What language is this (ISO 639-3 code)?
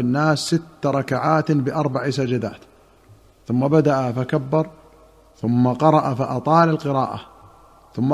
ara